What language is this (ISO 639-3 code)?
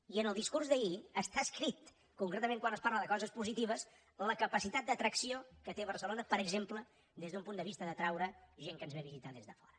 cat